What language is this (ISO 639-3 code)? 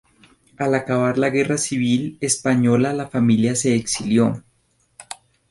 spa